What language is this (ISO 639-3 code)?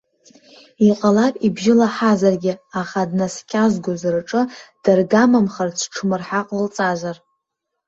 abk